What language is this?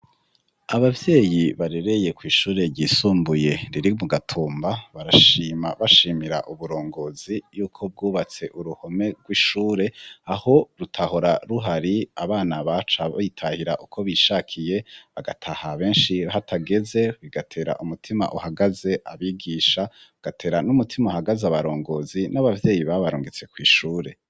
Rundi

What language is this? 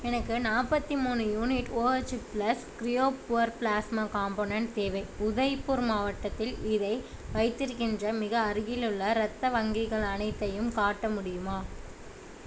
Tamil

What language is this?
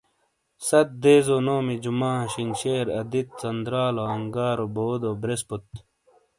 Shina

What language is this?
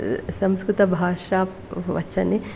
Sanskrit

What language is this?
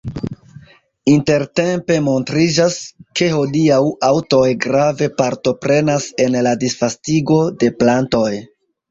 Esperanto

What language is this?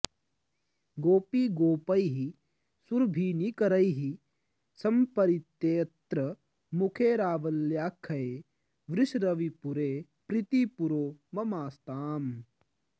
Sanskrit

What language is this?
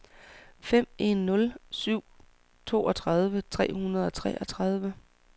Danish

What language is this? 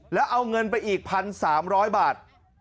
Thai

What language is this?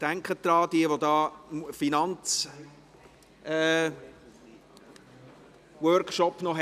Swiss German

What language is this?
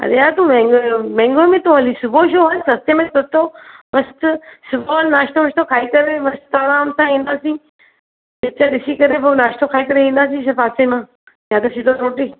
Sindhi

